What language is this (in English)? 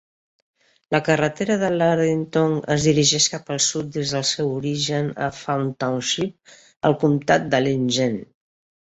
Catalan